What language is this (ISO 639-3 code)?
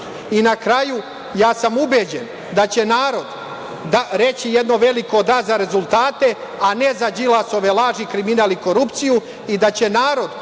srp